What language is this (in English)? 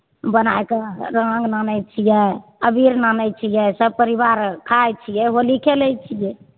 Maithili